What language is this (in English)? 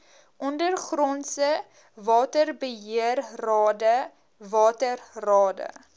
Afrikaans